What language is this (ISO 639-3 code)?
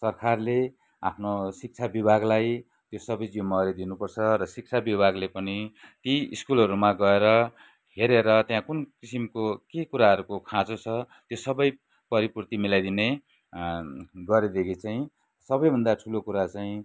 nep